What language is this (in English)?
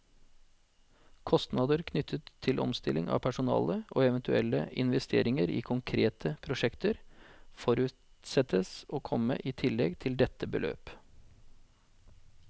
Norwegian